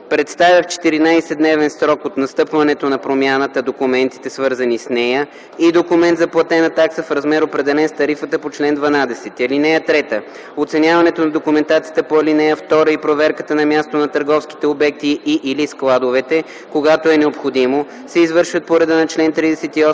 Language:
Bulgarian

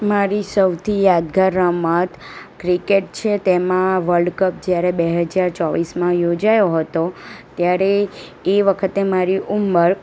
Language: Gujarati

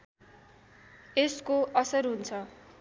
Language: Nepali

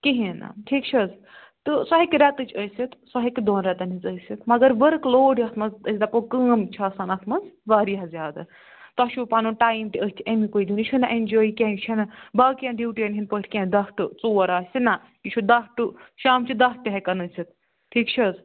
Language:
Kashmiri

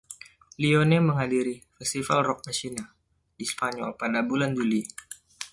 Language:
Indonesian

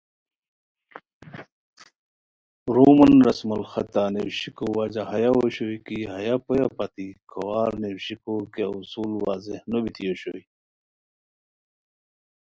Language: Khowar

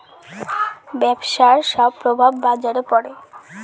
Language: Bangla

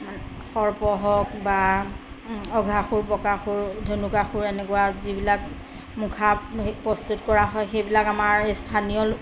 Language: Assamese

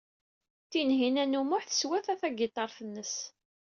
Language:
Kabyle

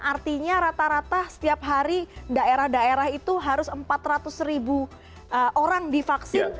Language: Indonesian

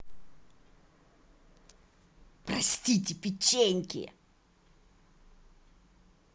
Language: Russian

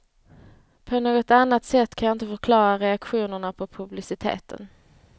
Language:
Swedish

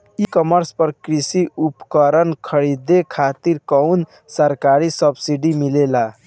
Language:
Bhojpuri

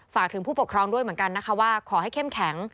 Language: Thai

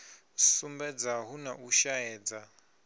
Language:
Venda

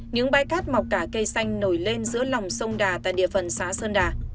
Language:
Vietnamese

